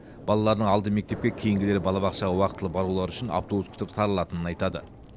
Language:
Kazakh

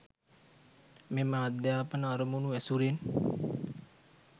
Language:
Sinhala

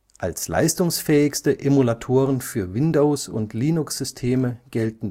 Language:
German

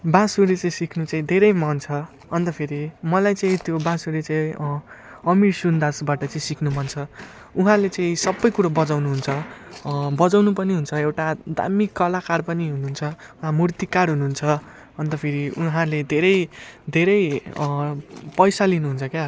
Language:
Nepali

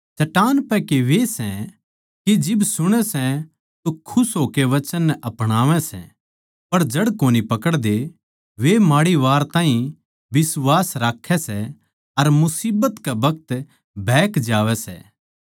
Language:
Haryanvi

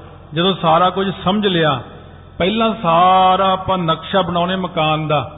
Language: Punjabi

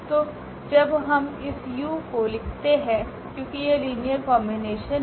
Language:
Hindi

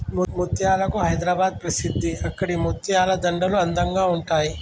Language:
Telugu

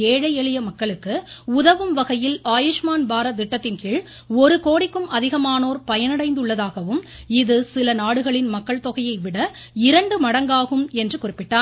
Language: Tamil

